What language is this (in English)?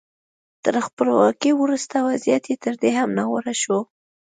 Pashto